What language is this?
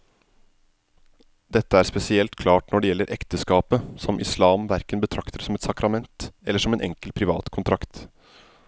Norwegian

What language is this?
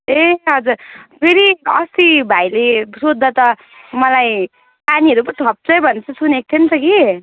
Nepali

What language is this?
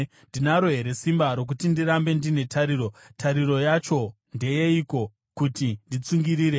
Shona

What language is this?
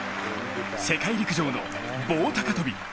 Japanese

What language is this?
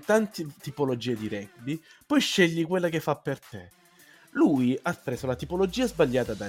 Italian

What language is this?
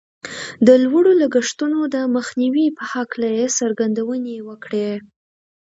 Pashto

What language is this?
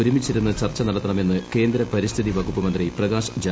Malayalam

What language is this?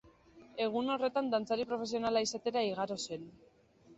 Basque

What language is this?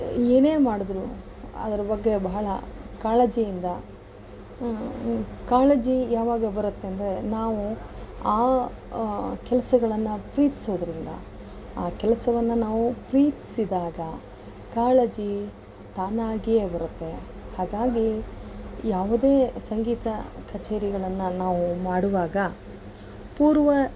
Kannada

